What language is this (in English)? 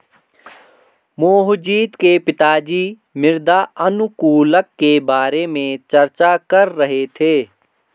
Hindi